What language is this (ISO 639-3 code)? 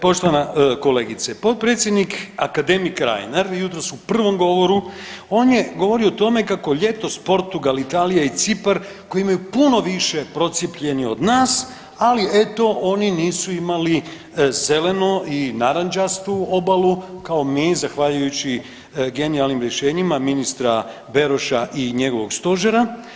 hrv